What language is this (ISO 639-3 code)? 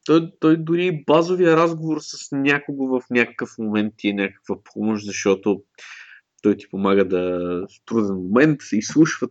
bul